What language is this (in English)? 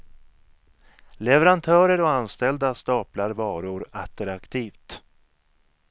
Swedish